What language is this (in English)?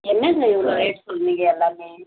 Tamil